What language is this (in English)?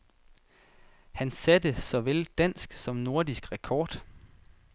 Danish